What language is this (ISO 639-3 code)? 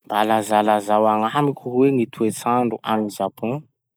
msh